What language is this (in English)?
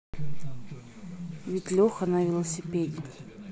Russian